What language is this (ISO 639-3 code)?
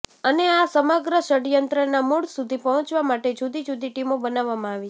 guj